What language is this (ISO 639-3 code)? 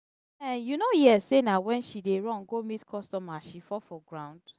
pcm